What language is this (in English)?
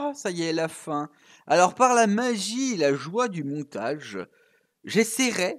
French